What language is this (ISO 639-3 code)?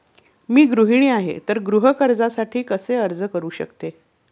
mar